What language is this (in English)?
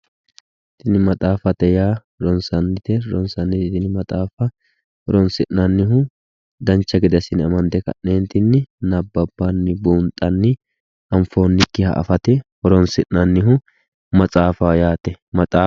Sidamo